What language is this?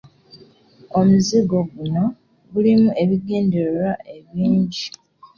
Ganda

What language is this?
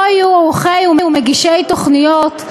Hebrew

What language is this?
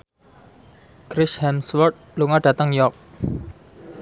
Javanese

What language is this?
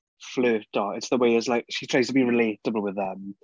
Welsh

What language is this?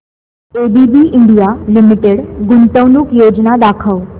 Marathi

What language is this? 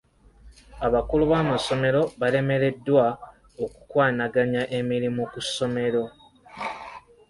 Ganda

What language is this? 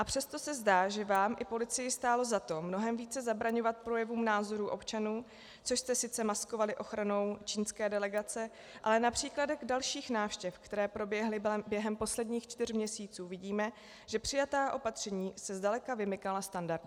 Czech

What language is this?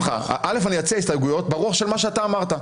Hebrew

